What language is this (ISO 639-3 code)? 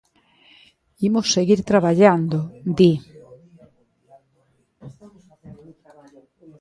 glg